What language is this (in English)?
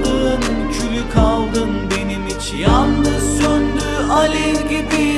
Turkish